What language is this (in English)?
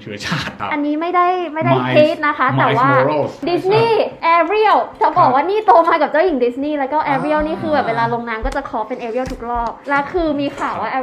Thai